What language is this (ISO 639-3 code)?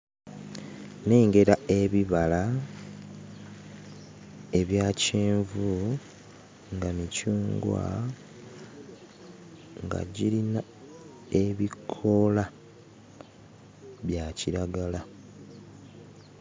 lug